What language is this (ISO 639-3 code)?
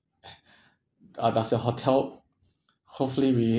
eng